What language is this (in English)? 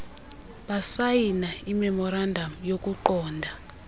Xhosa